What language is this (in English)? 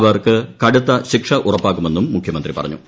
Malayalam